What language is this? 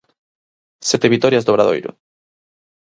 Galician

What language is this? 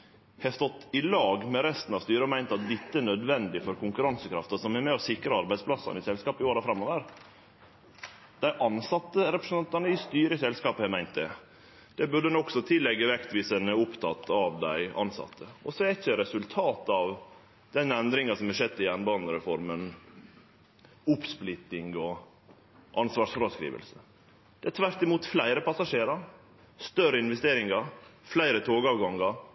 Norwegian Nynorsk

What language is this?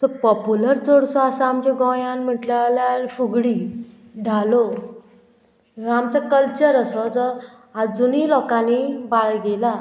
Konkani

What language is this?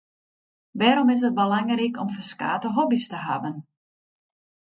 Western Frisian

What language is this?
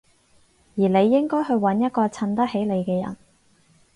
Cantonese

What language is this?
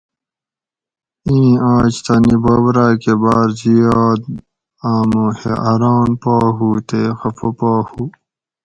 Gawri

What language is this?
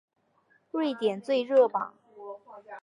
Chinese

